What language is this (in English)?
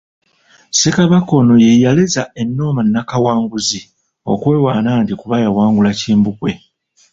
Ganda